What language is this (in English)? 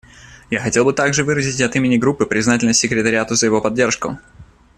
Russian